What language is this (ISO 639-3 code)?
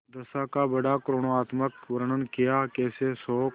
hin